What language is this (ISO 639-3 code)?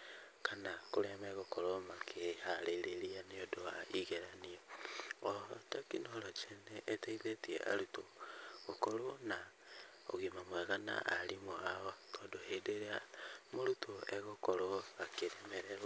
kik